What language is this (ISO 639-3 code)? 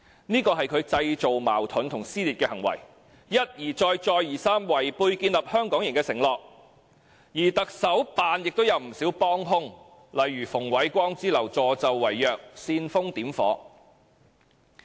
yue